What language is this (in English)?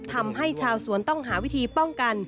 Thai